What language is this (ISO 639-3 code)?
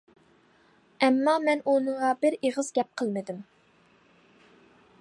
uig